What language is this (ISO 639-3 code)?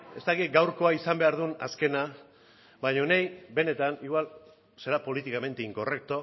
eus